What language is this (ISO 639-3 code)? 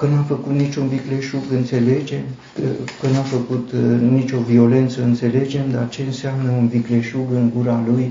ron